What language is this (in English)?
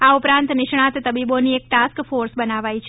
Gujarati